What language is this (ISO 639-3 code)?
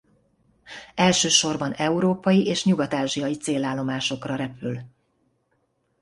hun